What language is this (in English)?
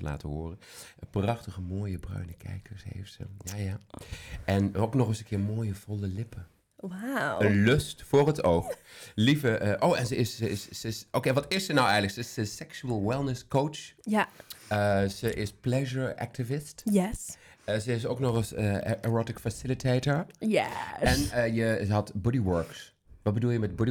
Dutch